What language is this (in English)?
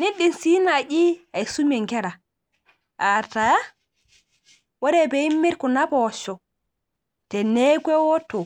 Masai